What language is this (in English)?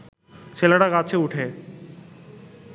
Bangla